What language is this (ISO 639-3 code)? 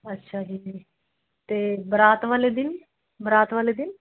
pan